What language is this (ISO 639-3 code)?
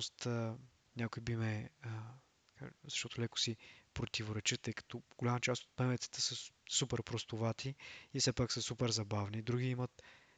bul